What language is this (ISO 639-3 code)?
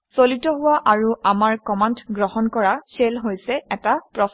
asm